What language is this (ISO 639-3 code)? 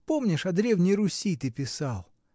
rus